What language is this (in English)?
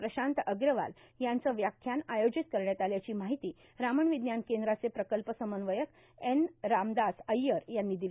Marathi